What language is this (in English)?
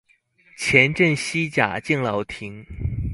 Chinese